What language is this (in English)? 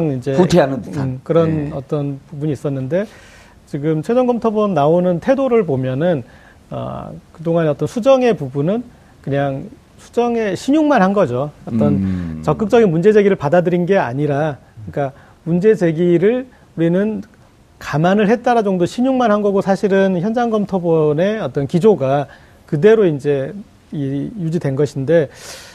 Korean